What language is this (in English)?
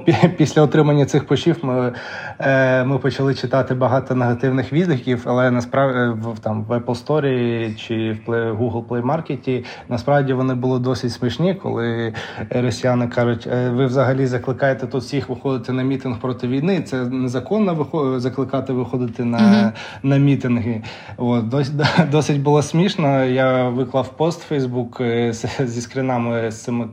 Ukrainian